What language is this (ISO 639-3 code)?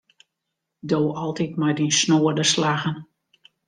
fry